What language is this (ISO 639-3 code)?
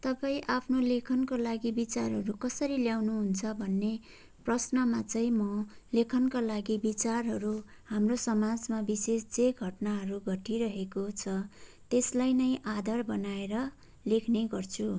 nep